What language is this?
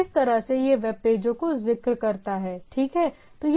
Hindi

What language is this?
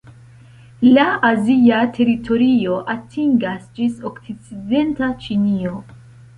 Esperanto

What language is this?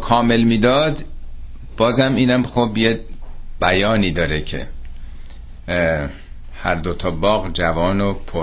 Persian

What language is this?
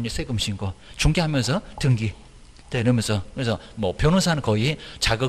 Korean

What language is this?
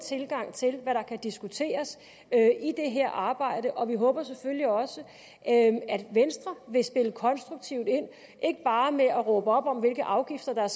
Danish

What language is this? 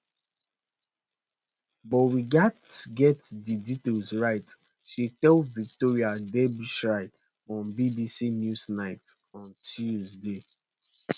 Nigerian Pidgin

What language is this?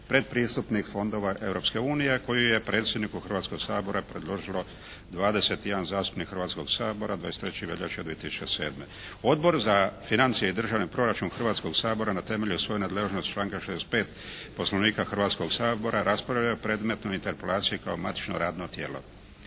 Croatian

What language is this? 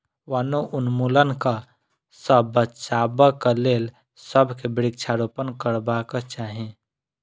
Maithili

